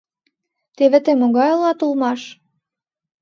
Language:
Mari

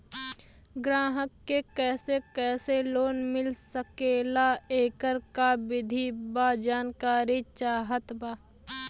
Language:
Bhojpuri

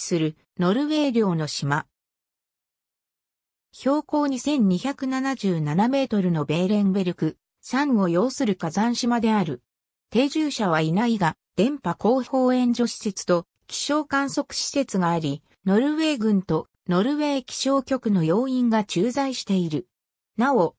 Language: Japanese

